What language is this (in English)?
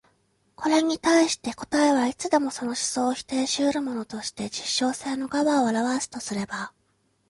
Japanese